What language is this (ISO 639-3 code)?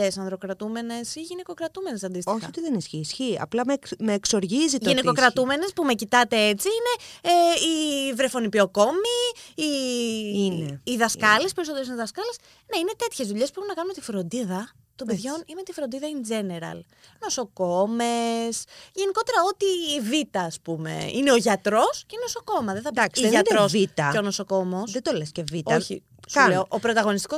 ell